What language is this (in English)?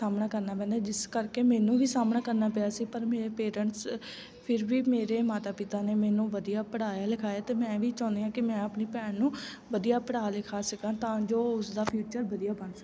Punjabi